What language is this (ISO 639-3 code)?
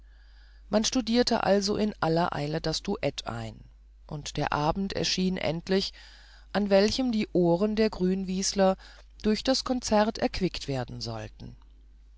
deu